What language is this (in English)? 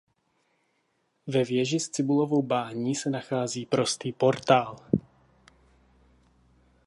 Czech